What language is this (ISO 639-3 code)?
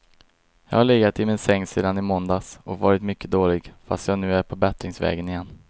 swe